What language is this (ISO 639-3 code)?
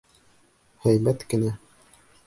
bak